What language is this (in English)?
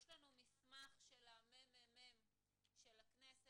Hebrew